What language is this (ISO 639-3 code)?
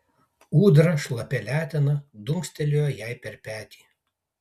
lit